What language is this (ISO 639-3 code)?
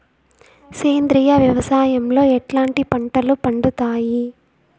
tel